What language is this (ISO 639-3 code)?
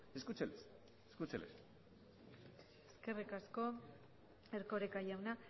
eus